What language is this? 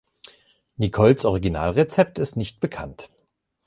German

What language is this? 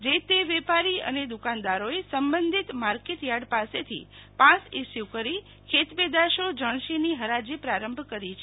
Gujarati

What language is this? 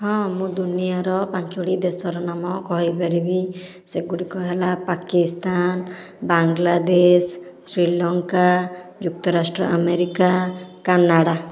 Odia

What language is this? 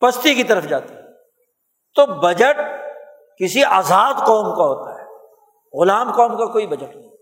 Urdu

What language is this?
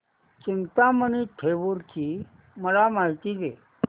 Marathi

